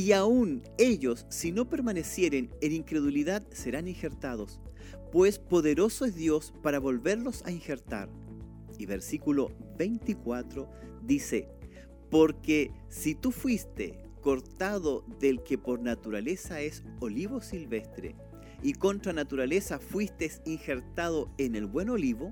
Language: Spanish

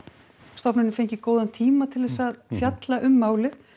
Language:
Icelandic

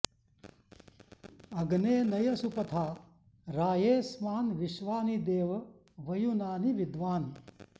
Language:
Sanskrit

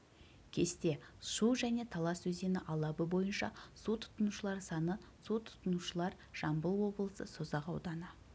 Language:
Kazakh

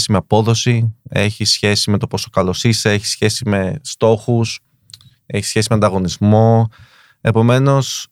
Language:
Greek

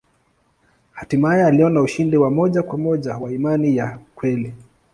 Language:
Swahili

